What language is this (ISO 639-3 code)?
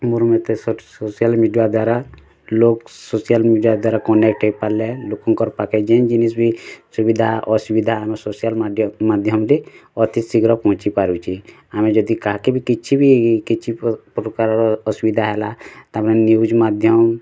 ori